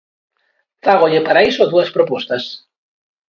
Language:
Galician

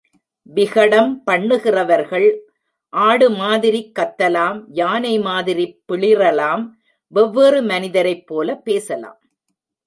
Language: Tamil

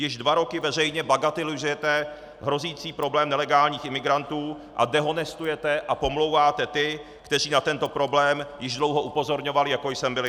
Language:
Czech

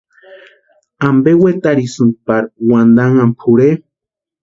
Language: Western Highland Purepecha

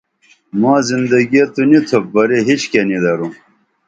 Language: Dameli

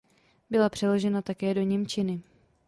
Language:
Czech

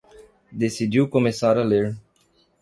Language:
Portuguese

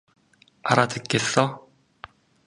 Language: Korean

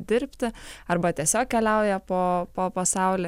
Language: Lithuanian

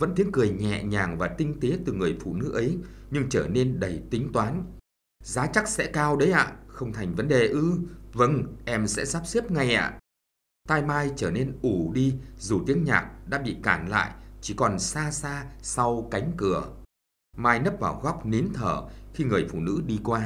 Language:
Vietnamese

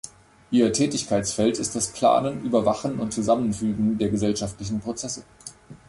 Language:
German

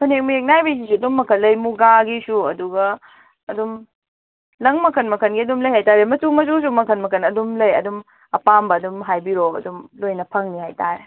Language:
Manipuri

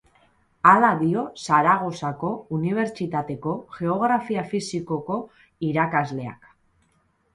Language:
Basque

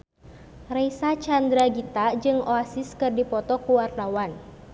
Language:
Sundanese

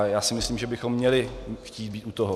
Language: Czech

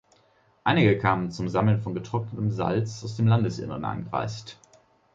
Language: German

